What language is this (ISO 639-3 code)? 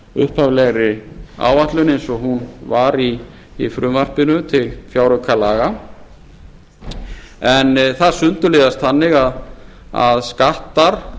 isl